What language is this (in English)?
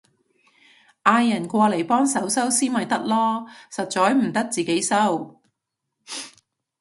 Cantonese